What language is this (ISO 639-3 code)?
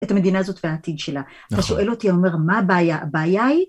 heb